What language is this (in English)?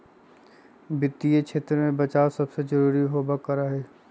Magahi